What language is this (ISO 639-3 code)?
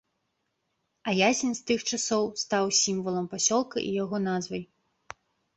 bel